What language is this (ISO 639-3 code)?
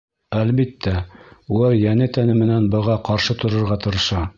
bak